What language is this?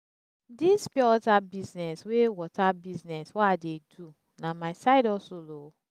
Nigerian Pidgin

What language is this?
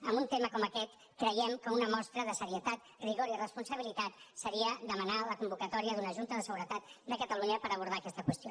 Catalan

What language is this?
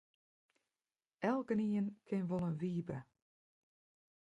Western Frisian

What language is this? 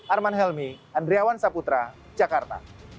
Indonesian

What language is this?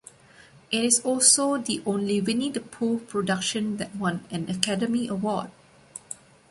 English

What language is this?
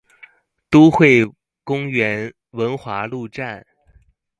Chinese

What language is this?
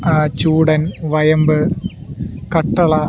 Malayalam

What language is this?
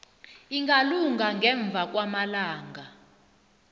South Ndebele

